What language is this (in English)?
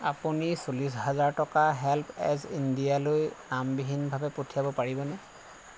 Assamese